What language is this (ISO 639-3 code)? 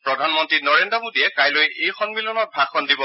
asm